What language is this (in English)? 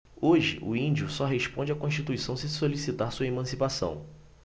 Portuguese